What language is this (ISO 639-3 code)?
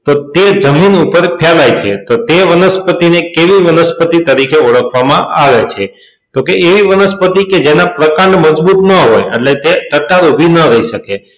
guj